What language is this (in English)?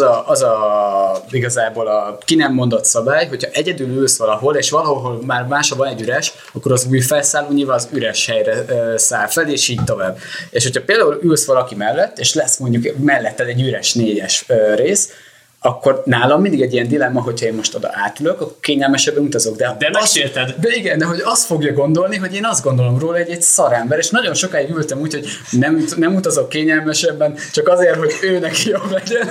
Hungarian